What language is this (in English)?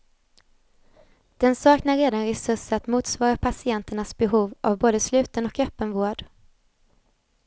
Swedish